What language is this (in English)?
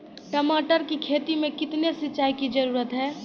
Maithili